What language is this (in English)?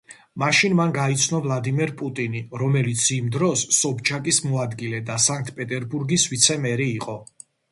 Georgian